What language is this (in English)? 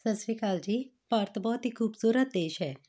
Punjabi